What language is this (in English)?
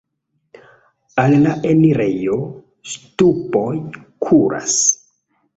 Esperanto